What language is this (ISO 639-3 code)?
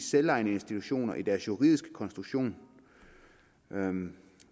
dan